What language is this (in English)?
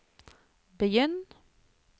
Norwegian